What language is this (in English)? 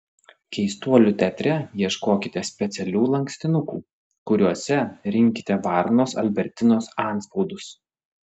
Lithuanian